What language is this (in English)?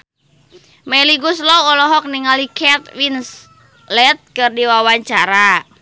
Sundanese